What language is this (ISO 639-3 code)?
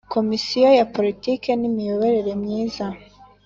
kin